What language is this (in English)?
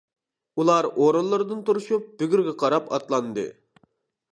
Uyghur